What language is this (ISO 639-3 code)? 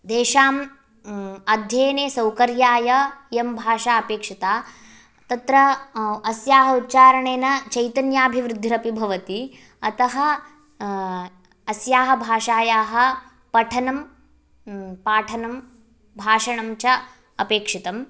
san